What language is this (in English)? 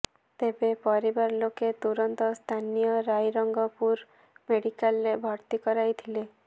Odia